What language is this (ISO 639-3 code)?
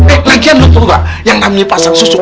ind